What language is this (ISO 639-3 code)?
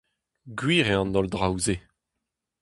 bre